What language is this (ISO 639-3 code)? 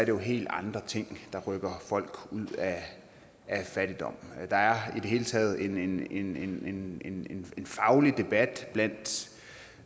dan